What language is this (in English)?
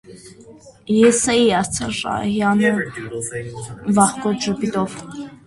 Armenian